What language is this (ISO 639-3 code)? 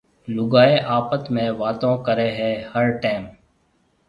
mve